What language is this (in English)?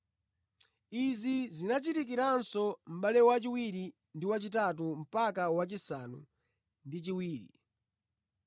Nyanja